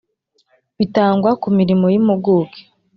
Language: Kinyarwanda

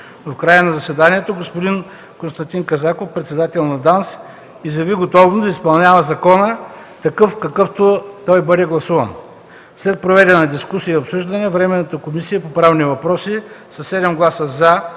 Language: Bulgarian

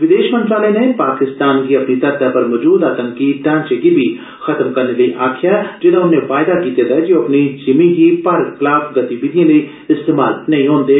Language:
Dogri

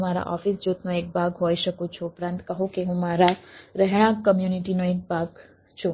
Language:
Gujarati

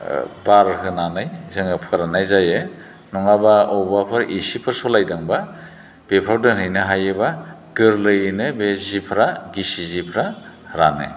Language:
Bodo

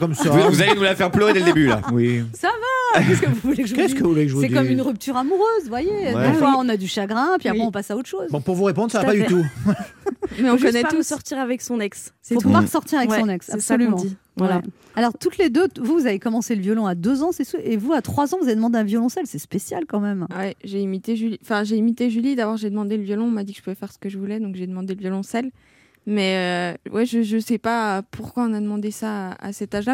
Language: French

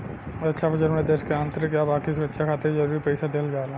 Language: Bhojpuri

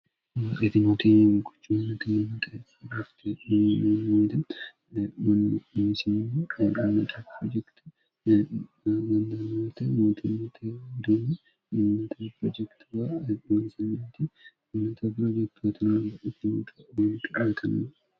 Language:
Sidamo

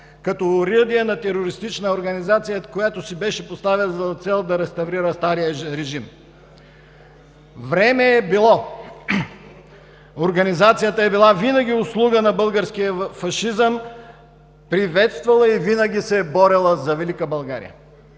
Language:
Bulgarian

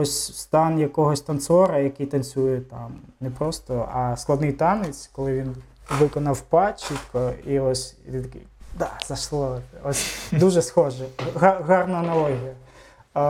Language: Ukrainian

